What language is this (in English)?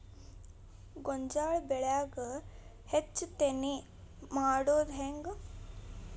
Kannada